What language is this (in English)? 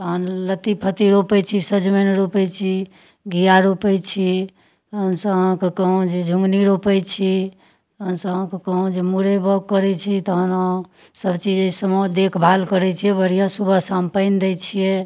Maithili